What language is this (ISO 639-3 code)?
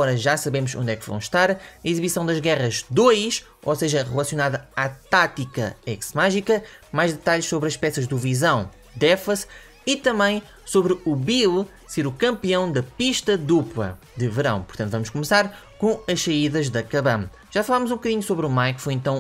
por